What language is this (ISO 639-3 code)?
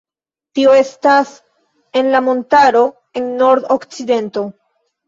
epo